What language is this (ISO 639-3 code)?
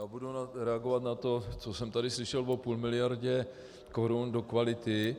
ces